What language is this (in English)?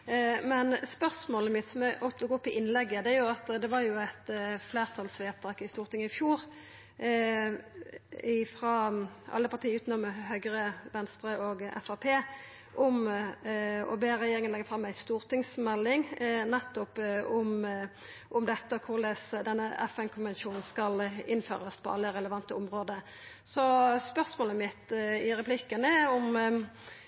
Norwegian Nynorsk